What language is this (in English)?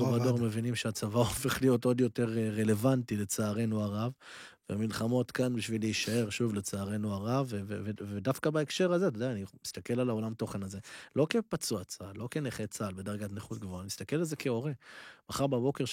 Hebrew